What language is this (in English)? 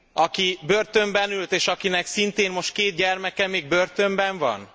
Hungarian